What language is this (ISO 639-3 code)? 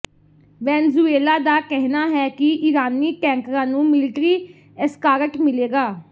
pan